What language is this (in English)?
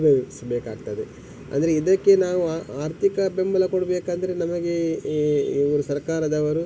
Kannada